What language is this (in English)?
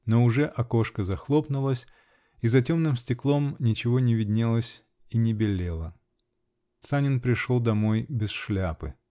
Russian